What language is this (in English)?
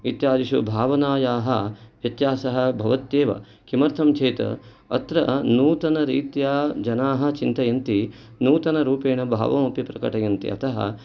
Sanskrit